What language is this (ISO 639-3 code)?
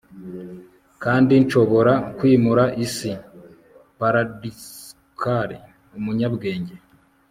kin